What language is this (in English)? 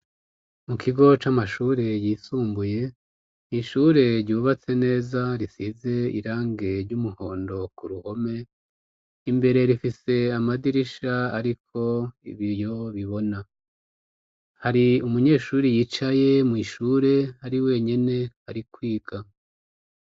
Rundi